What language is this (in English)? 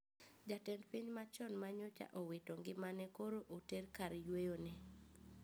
Luo (Kenya and Tanzania)